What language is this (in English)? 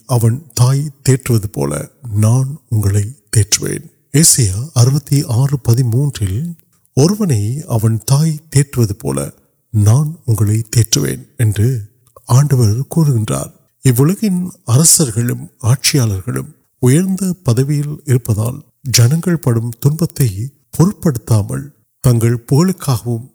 Urdu